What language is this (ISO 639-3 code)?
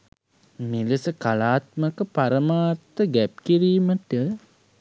sin